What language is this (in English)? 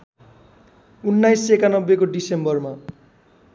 Nepali